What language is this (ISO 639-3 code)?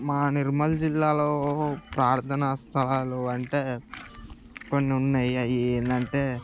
tel